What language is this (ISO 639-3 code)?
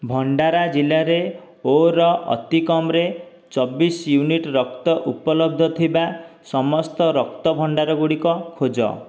ori